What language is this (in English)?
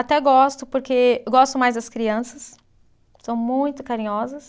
Portuguese